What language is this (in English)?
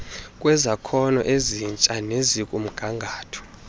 Xhosa